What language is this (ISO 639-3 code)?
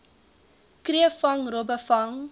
afr